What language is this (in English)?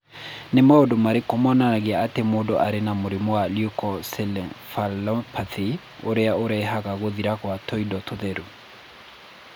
Kikuyu